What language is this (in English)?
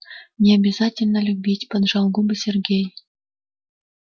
Russian